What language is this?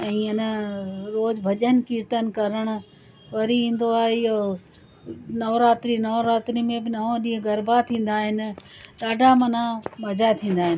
Sindhi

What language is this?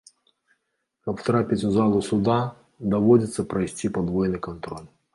Belarusian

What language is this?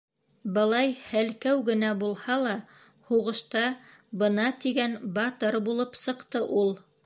Bashkir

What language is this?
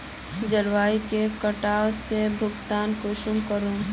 Magahi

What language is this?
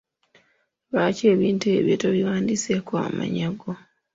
Ganda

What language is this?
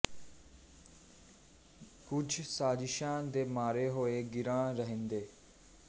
Punjabi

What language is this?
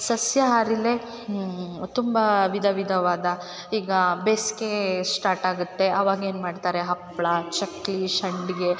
Kannada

